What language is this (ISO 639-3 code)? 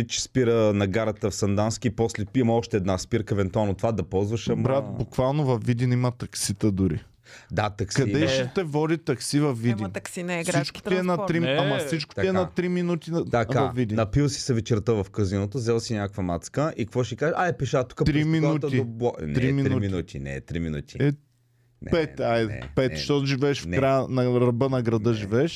bul